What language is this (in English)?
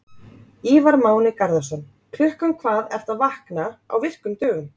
Icelandic